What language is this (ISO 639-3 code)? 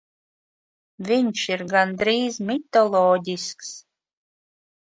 lav